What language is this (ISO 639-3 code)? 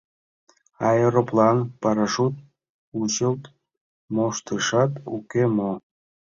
chm